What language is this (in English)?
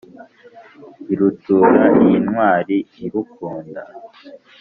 Kinyarwanda